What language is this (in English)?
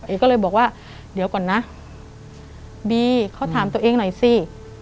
Thai